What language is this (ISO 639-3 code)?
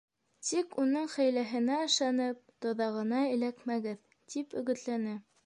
bak